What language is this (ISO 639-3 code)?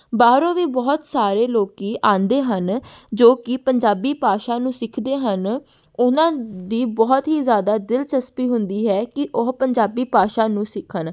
pan